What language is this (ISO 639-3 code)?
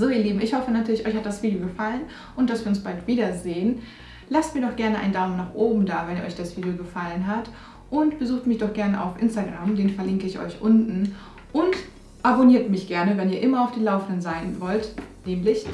deu